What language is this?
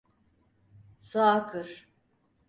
Turkish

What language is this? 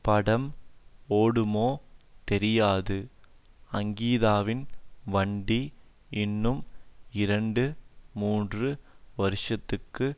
Tamil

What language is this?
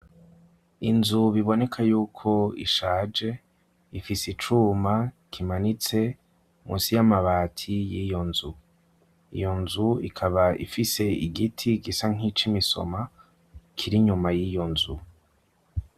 Rundi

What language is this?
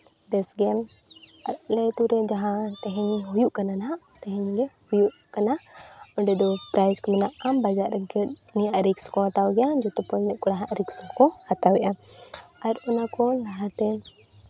Santali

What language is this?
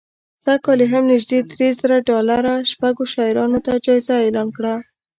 Pashto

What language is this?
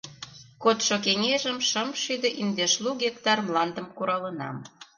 Mari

